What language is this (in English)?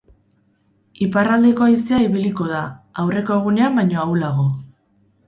Basque